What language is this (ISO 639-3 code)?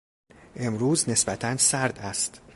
fas